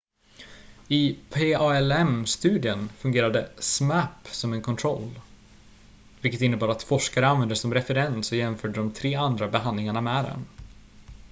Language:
Swedish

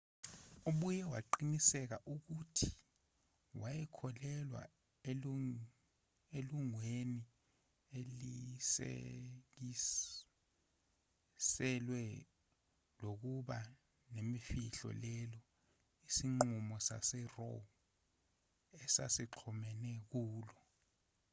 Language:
Zulu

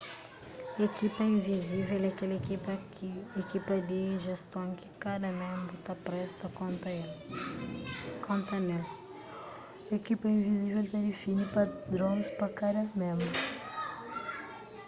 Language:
Kabuverdianu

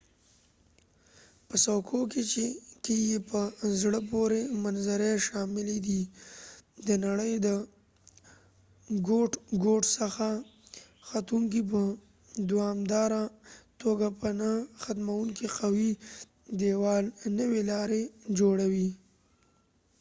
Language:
Pashto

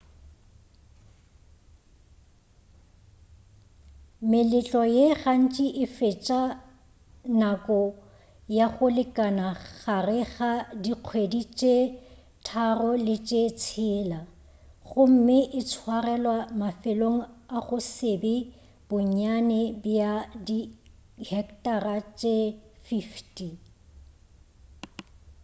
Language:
Northern Sotho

